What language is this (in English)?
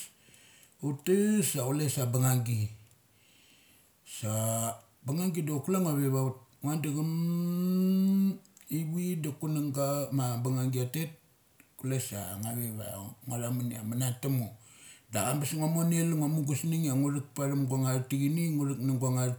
Mali